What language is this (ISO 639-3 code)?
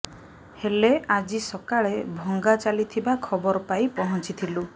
ori